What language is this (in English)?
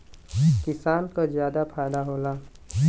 Bhojpuri